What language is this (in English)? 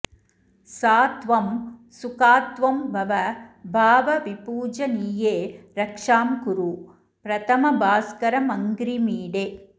Sanskrit